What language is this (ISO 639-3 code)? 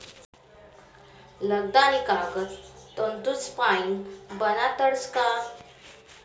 mar